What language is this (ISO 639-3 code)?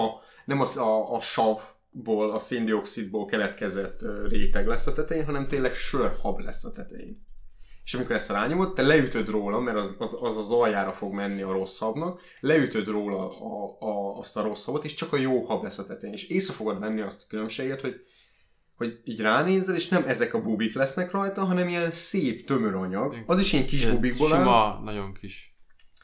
hun